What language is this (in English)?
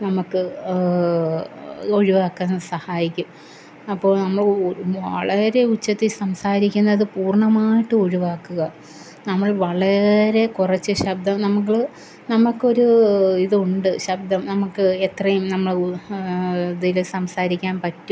Malayalam